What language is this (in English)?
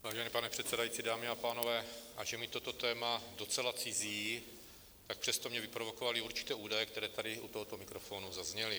Czech